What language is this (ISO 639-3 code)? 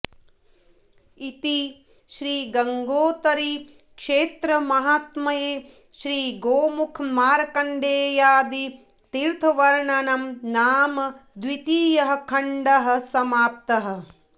san